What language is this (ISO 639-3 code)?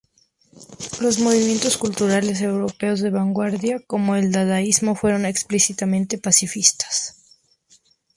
spa